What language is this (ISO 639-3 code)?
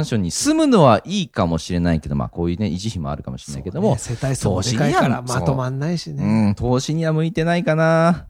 jpn